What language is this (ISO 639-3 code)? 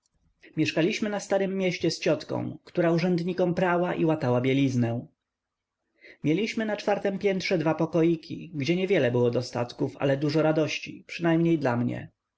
pol